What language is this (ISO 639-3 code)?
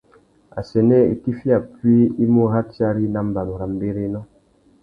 bag